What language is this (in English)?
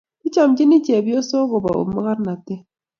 Kalenjin